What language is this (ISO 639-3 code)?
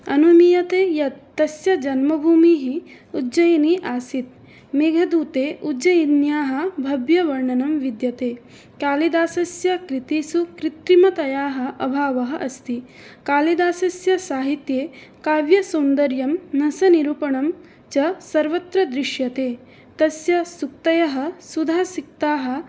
san